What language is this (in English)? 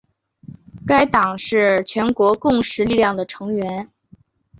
Chinese